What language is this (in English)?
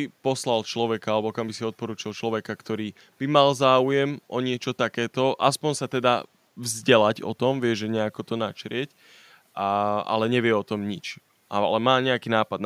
Slovak